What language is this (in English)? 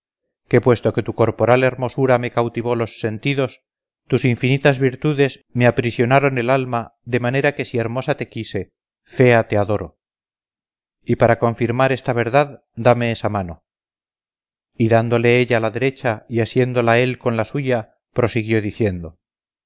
Spanish